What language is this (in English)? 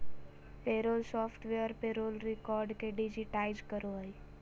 Magahi